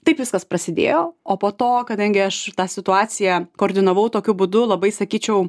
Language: Lithuanian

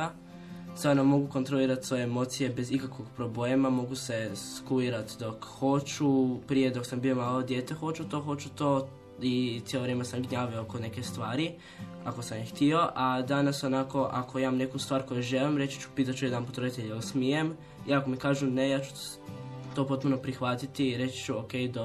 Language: Croatian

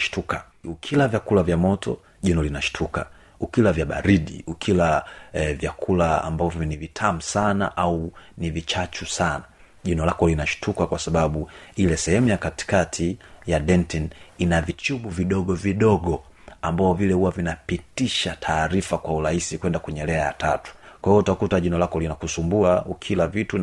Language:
Swahili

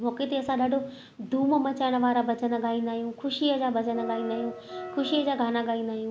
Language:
Sindhi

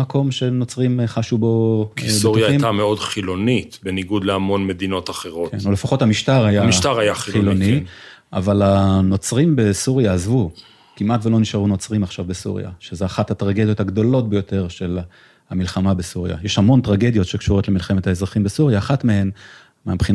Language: Hebrew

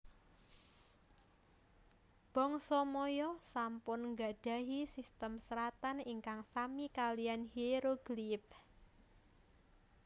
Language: Javanese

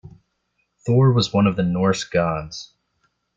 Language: English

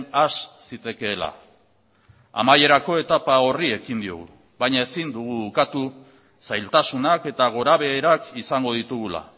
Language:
Basque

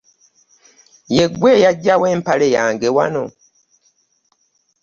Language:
Ganda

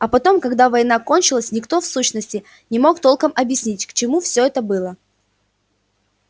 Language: Russian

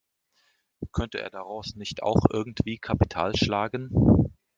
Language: German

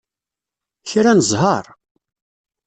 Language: Kabyle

